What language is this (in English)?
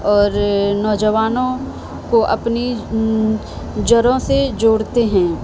Urdu